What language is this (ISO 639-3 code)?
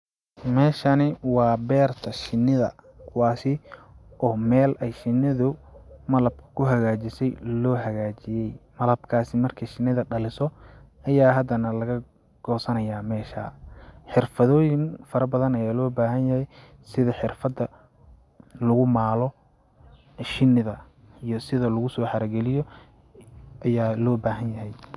som